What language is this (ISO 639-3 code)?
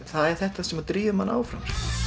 isl